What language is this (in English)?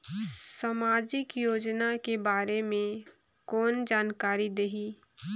Chhattisgarhi